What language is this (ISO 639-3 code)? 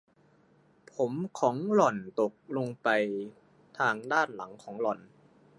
tha